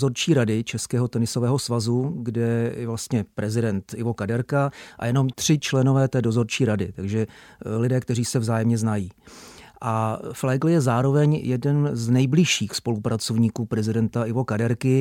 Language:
Czech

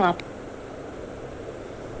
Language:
Telugu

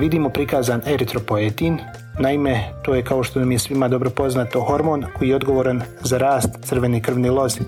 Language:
Croatian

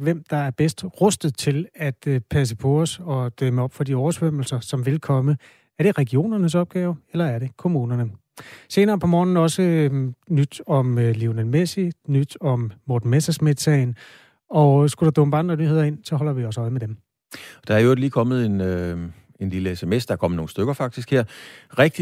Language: Danish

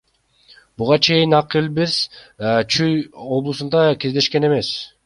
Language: Kyrgyz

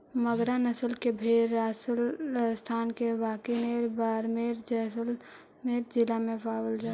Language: Magahi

